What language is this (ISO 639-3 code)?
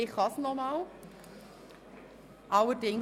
gsw